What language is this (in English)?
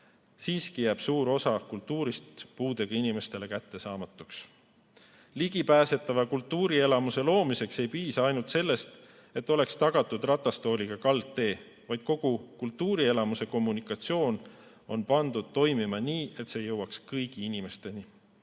Estonian